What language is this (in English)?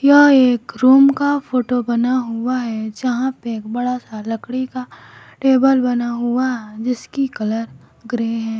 Hindi